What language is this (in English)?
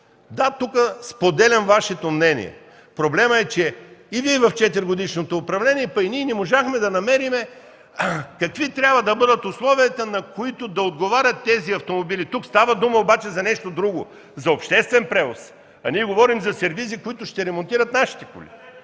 Bulgarian